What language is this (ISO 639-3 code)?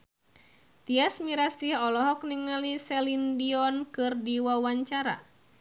sun